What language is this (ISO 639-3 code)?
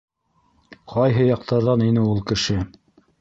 bak